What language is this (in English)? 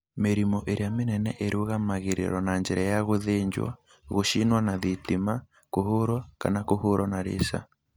Kikuyu